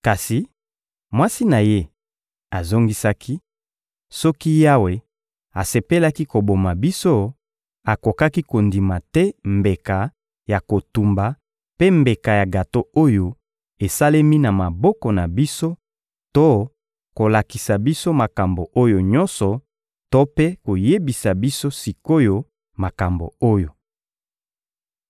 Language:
Lingala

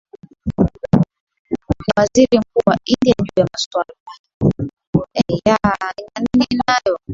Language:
Swahili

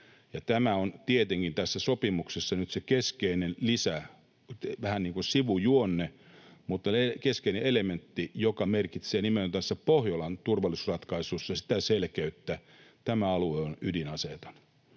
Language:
Finnish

